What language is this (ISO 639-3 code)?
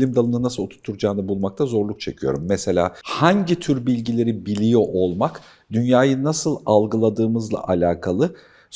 tur